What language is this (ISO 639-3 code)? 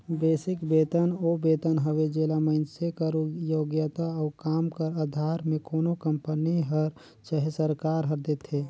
hne